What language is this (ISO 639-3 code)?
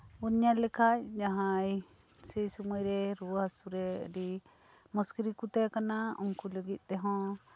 sat